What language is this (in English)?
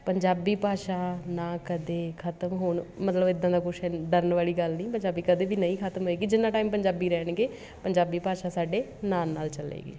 Punjabi